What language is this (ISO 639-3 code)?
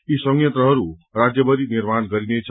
nep